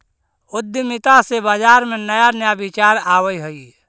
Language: Magahi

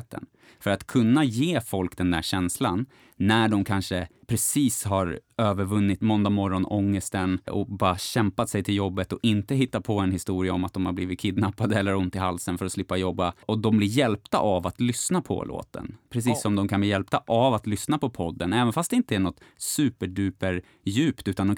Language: Swedish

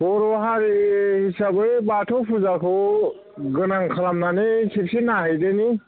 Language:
Bodo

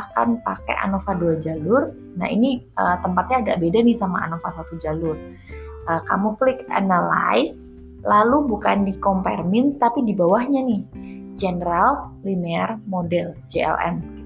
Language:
Indonesian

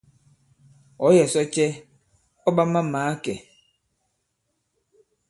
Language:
Bankon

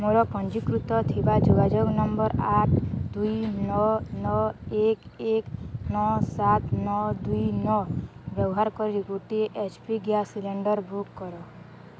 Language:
Odia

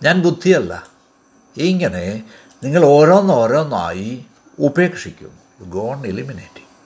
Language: Malayalam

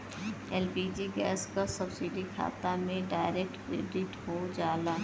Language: Bhojpuri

